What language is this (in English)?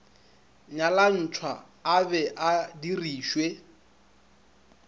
Northern Sotho